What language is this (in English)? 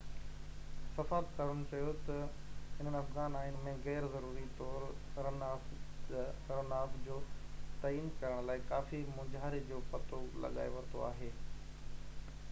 Sindhi